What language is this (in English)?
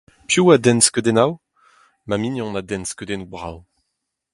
Breton